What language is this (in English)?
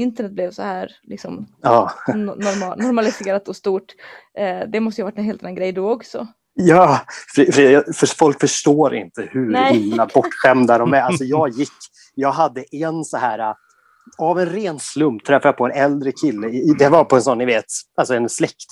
Swedish